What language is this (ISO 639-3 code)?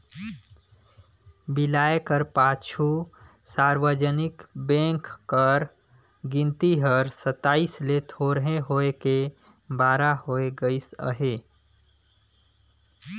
hne